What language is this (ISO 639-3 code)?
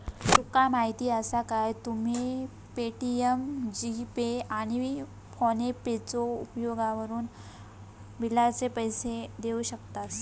mar